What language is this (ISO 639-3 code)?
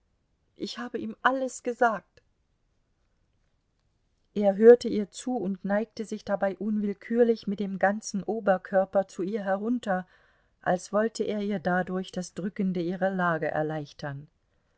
deu